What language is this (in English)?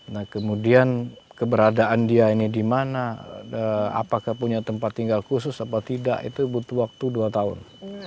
Indonesian